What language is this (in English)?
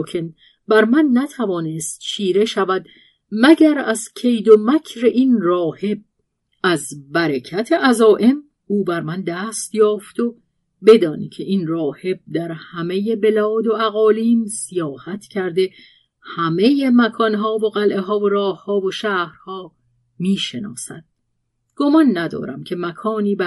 Persian